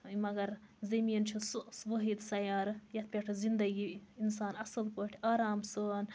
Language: Kashmiri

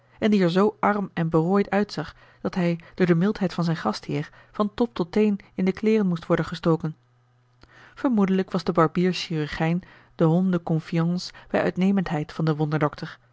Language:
Dutch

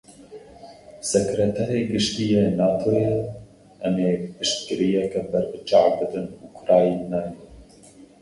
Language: Kurdish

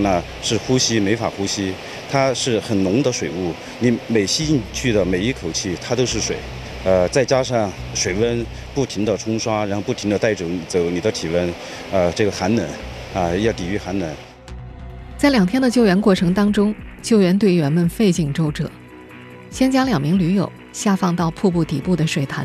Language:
Chinese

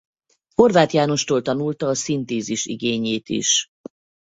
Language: Hungarian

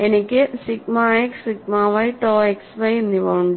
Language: Malayalam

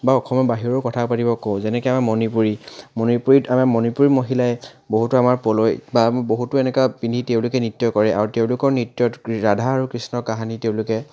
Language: Assamese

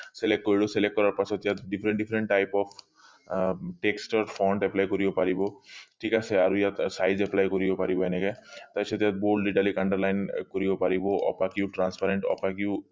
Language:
Assamese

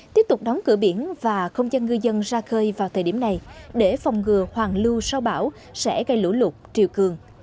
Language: Vietnamese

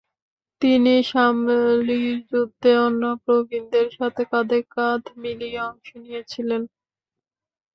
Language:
Bangla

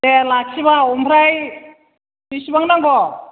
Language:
Bodo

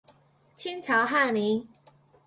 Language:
Chinese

